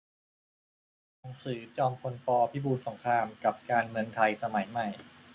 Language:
Thai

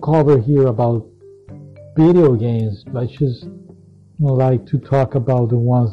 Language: English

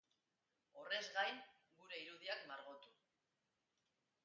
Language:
Basque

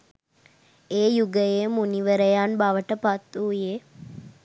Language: Sinhala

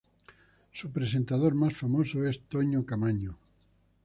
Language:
Spanish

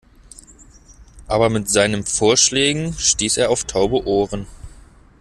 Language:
German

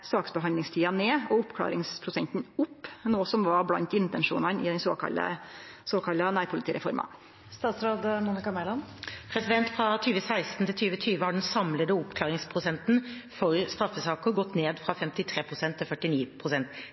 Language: Norwegian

